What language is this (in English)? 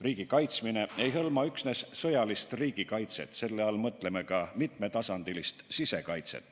Estonian